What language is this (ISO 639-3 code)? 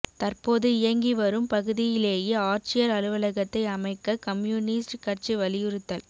tam